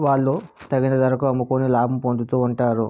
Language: Telugu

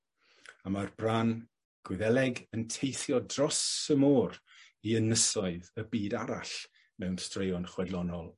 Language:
Welsh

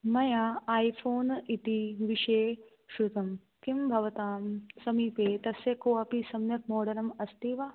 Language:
Sanskrit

